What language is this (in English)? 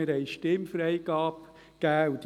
Swiss German